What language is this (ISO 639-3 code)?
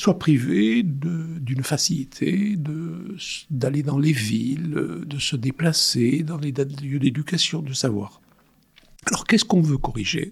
fra